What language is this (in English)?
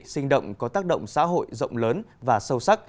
Vietnamese